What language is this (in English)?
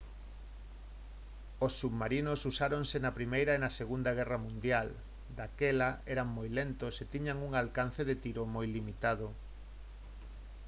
Galician